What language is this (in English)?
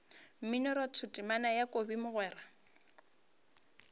Northern Sotho